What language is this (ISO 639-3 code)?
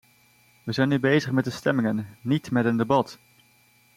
nld